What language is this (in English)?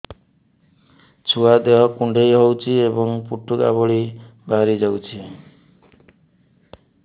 Odia